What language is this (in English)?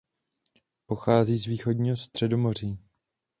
Czech